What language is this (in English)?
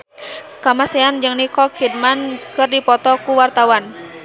Sundanese